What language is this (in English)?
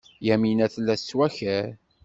Kabyle